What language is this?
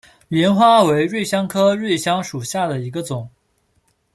Chinese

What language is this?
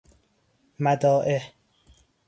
Persian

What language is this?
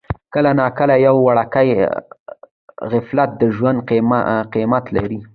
Pashto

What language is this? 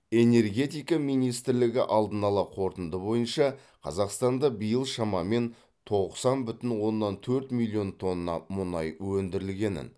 Kazakh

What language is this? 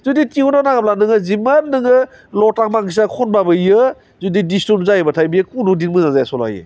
Bodo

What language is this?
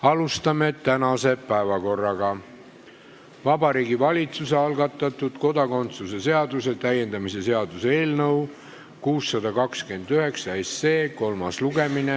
Estonian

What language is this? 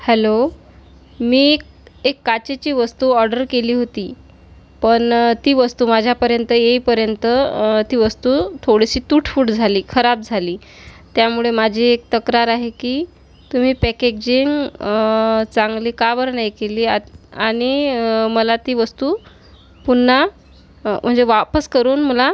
Marathi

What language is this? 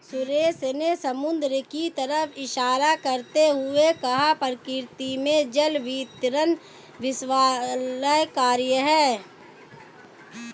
Hindi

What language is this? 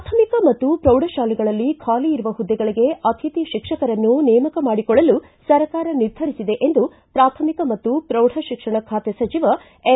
Kannada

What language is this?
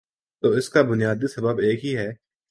Urdu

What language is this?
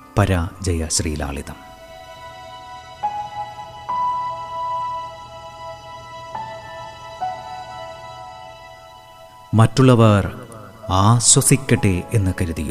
Malayalam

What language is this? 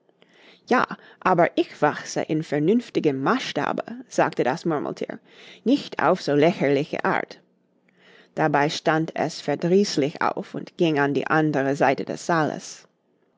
German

